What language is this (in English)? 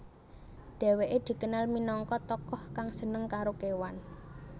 Javanese